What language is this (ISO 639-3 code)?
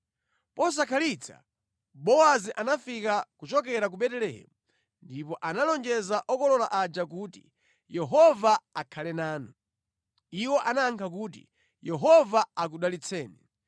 nya